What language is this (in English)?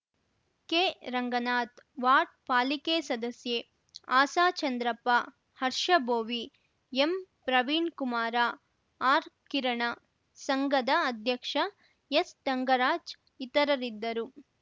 Kannada